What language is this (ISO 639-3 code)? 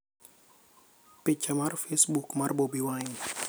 luo